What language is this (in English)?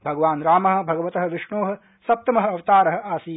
Sanskrit